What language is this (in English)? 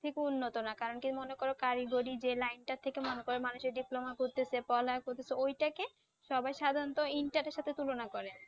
Bangla